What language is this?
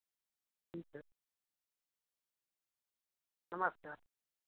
Hindi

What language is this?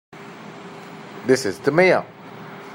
English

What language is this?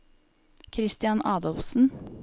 Norwegian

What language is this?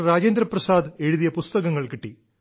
Malayalam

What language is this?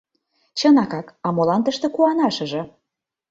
Mari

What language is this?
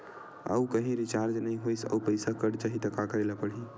Chhattisgarhi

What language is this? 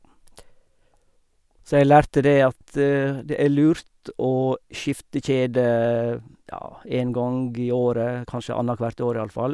Norwegian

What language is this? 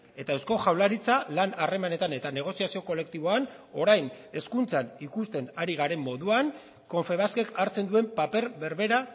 Basque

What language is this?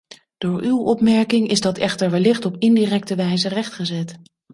Dutch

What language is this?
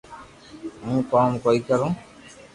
Loarki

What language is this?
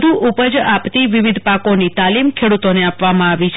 Gujarati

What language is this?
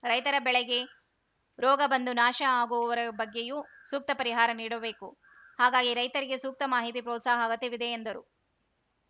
Kannada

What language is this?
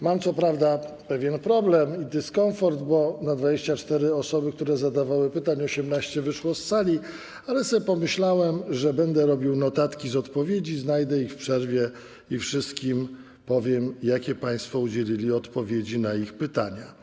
Polish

